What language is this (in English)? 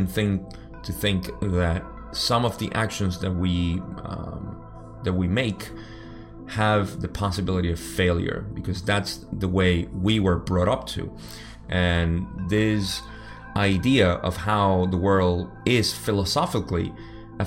English